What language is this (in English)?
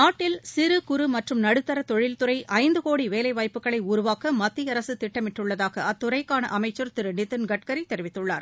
Tamil